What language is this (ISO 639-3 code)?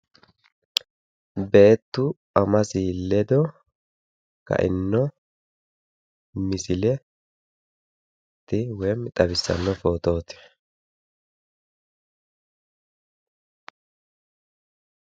sid